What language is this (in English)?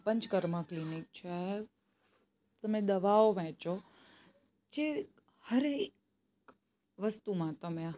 Gujarati